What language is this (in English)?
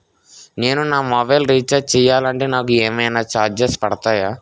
Telugu